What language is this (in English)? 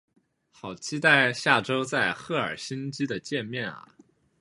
Chinese